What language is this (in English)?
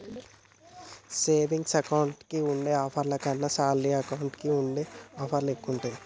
Telugu